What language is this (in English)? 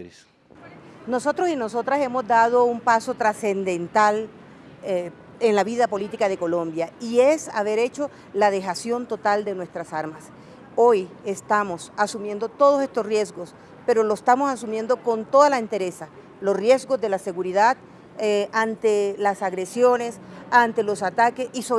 Spanish